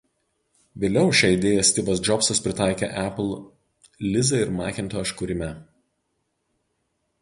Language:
Lithuanian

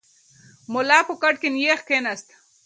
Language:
Pashto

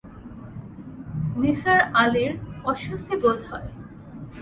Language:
Bangla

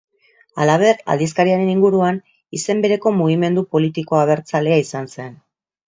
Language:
Basque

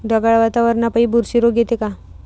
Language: Marathi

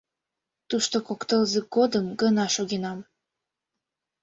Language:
Mari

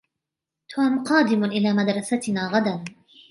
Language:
Arabic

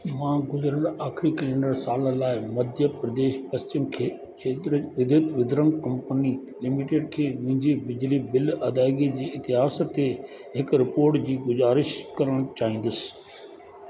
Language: Sindhi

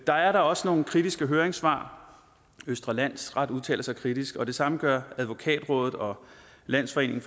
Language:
Danish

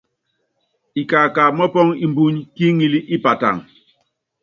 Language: Yangben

